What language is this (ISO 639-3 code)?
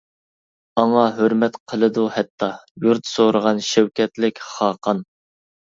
uig